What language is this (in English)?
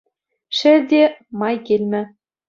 Chuvash